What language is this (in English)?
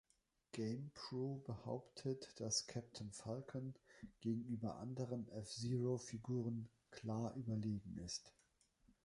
German